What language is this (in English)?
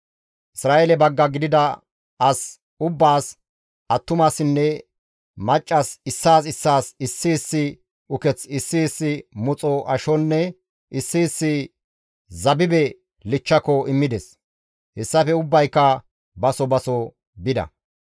Gamo